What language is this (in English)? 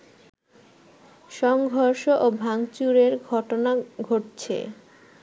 Bangla